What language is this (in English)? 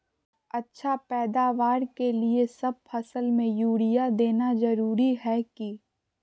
Magahi